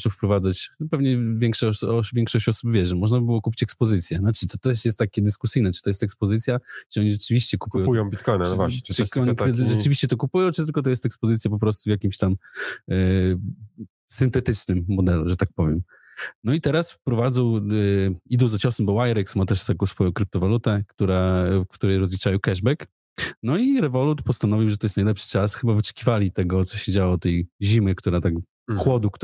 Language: Polish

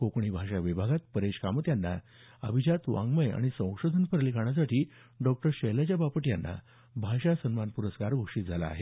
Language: Marathi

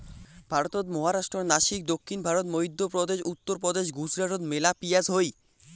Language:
Bangla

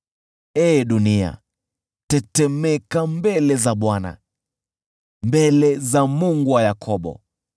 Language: Swahili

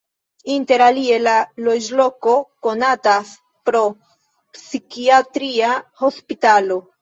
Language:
Esperanto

